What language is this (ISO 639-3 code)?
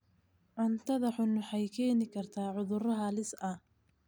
som